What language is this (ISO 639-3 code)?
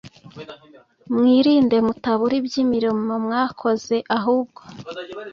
kin